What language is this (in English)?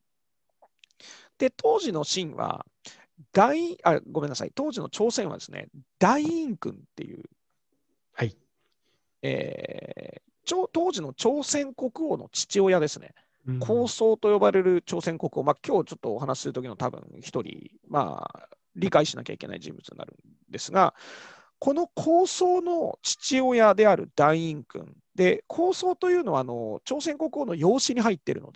Japanese